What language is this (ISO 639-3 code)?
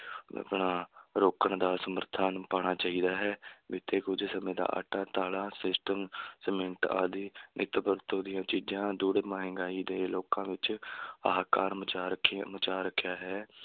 pan